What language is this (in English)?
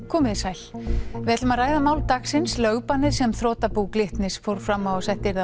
Icelandic